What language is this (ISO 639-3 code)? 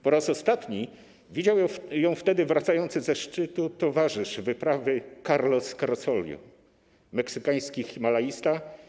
pol